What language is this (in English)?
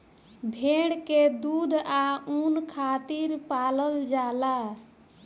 Bhojpuri